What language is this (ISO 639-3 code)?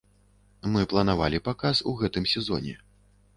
bel